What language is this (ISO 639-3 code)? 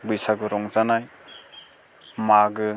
brx